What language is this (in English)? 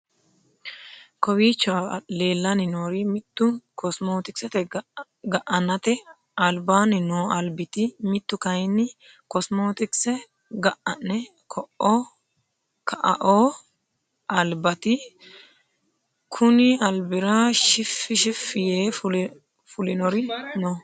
Sidamo